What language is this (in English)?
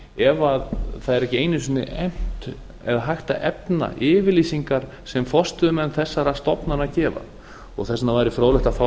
Icelandic